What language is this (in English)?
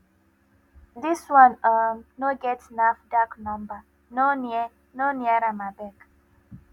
Nigerian Pidgin